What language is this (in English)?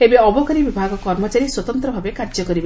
Odia